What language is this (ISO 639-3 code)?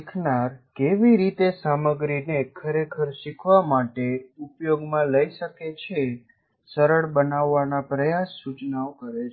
guj